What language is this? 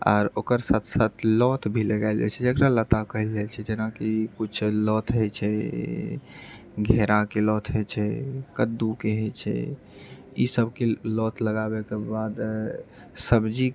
Maithili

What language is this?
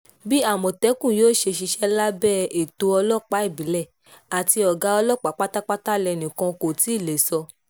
Yoruba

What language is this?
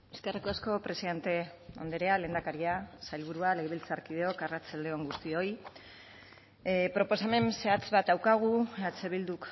Basque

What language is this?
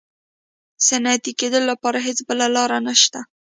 Pashto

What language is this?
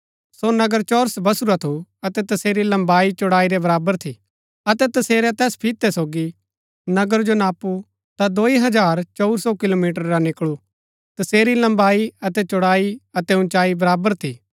Gaddi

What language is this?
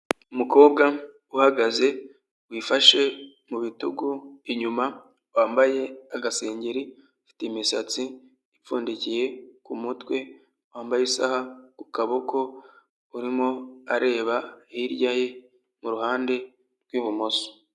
Kinyarwanda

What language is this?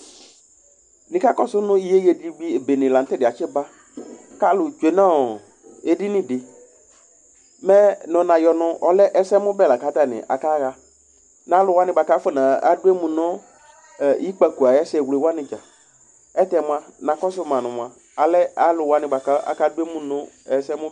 Ikposo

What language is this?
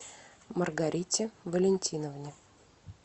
Russian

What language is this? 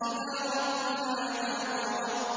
Arabic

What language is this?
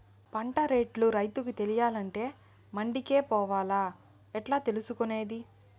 Telugu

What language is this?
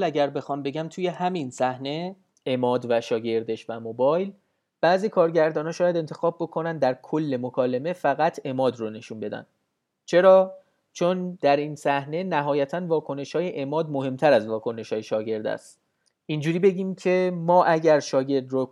Persian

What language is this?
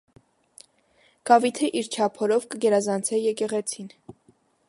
Armenian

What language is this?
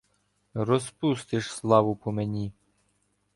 Ukrainian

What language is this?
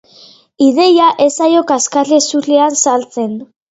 Basque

